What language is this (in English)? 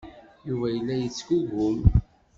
Kabyle